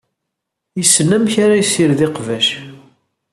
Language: Kabyle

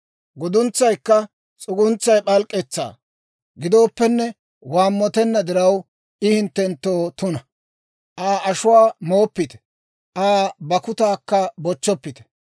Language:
Dawro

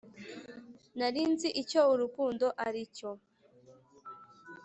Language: Kinyarwanda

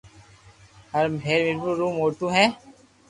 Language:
Loarki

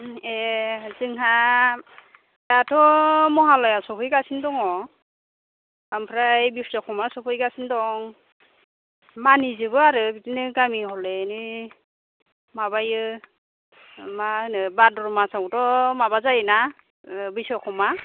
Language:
Bodo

